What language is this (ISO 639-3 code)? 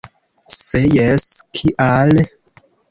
epo